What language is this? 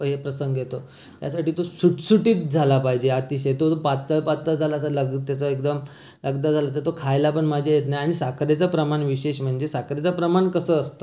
Marathi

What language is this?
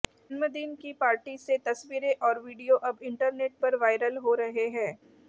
Hindi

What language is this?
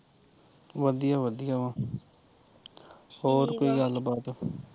Punjabi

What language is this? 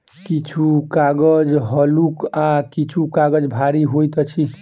Maithili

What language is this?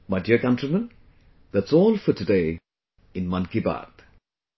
English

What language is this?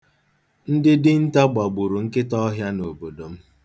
Igbo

